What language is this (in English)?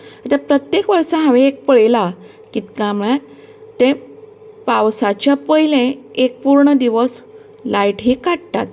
Konkani